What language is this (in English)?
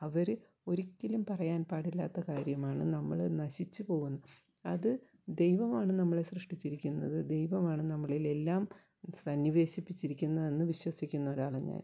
Malayalam